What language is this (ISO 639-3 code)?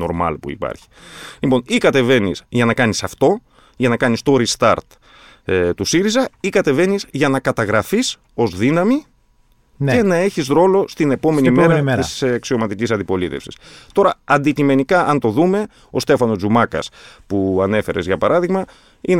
ell